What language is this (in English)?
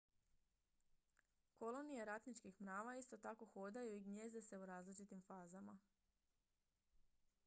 Croatian